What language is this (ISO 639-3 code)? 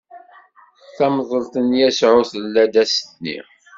kab